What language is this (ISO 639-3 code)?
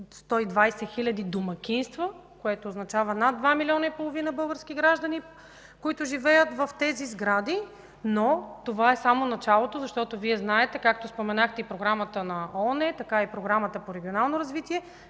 bul